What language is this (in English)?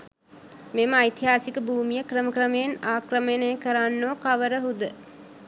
Sinhala